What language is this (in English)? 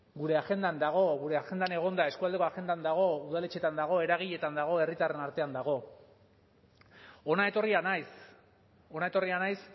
Basque